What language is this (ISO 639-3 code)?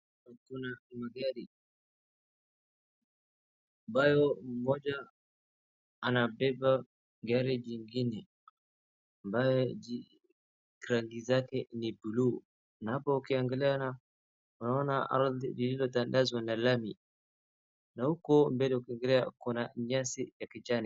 swa